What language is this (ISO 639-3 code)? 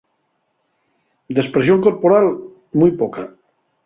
ast